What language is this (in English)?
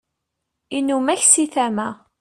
Kabyle